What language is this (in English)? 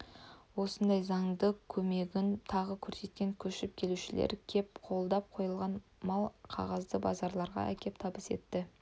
Kazakh